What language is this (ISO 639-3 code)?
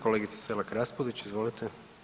hrv